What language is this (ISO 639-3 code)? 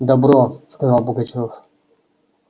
rus